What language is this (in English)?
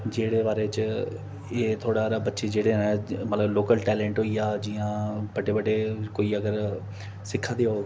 Dogri